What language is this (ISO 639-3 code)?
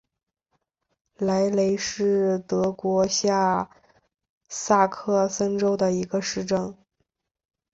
zho